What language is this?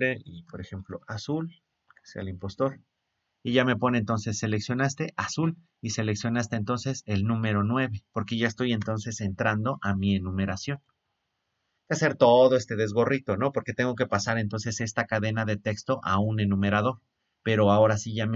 Spanish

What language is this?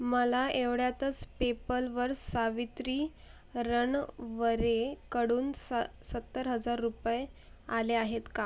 Marathi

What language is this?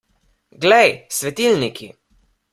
Slovenian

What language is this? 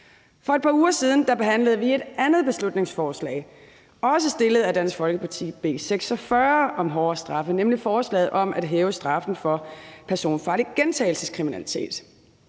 Danish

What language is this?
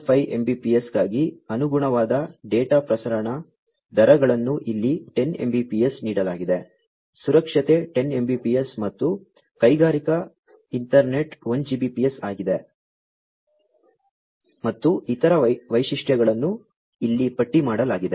Kannada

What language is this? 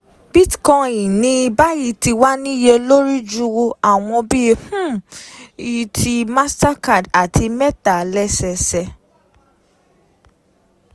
Yoruba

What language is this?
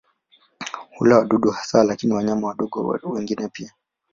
Swahili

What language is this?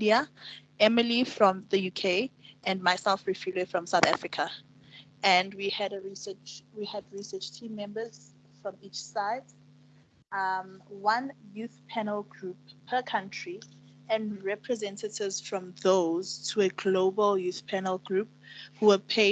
English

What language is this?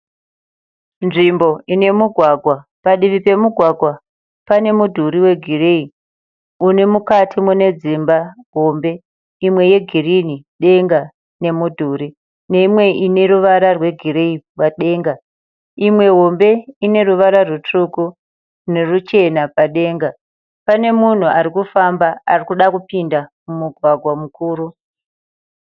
Shona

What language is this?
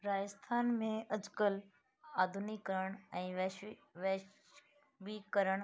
Sindhi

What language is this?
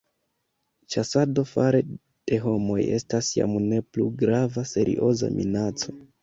Esperanto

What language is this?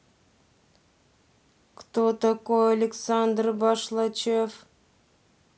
Russian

